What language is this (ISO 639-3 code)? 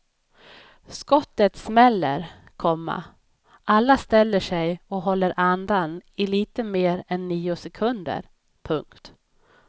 swe